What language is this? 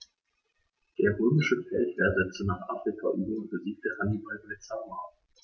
German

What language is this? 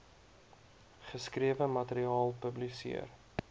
Afrikaans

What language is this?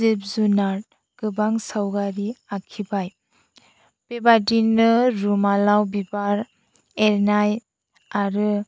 Bodo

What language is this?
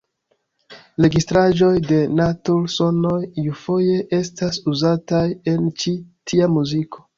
Esperanto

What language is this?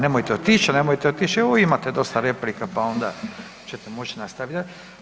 Croatian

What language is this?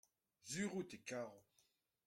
Breton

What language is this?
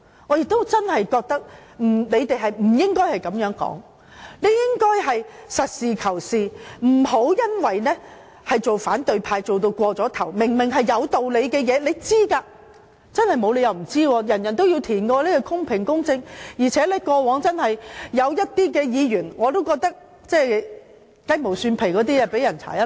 Cantonese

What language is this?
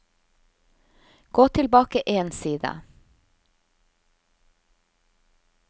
Norwegian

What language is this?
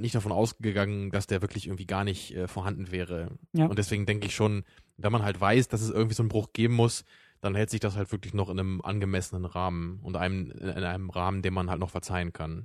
German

